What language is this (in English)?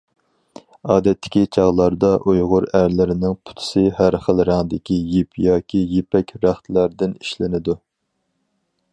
Uyghur